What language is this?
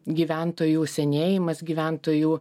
Lithuanian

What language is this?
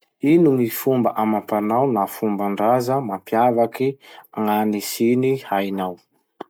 Masikoro Malagasy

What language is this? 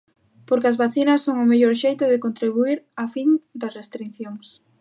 Galician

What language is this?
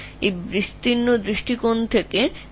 Bangla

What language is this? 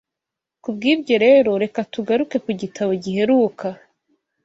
Kinyarwanda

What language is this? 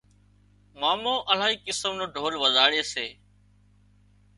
Wadiyara Koli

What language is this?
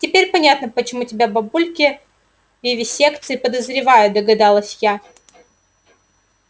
Russian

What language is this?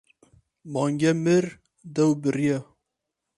Kurdish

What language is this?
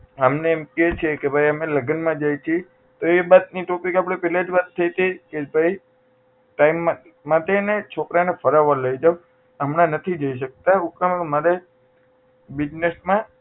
Gujarati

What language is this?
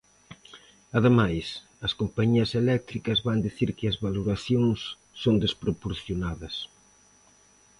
Galician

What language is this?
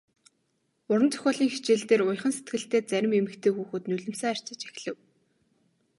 Mongolian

